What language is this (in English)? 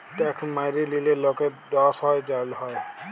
Bangla